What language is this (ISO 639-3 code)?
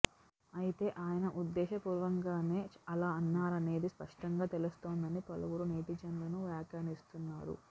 tel